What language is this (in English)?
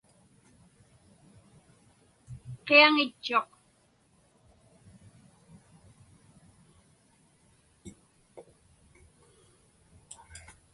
Inupiaq